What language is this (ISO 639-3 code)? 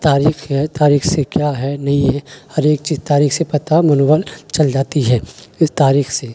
urd